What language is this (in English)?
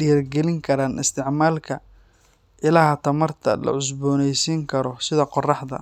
Somali